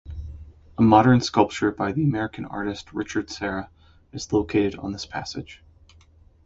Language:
English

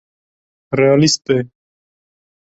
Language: Kurdish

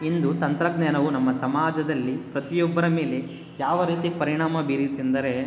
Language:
Kannada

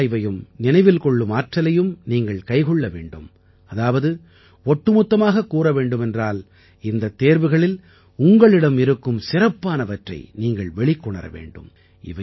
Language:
Tamil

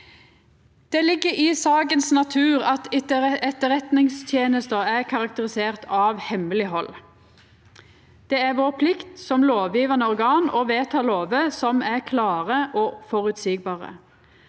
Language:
Norwegian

